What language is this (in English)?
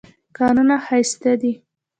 Pashto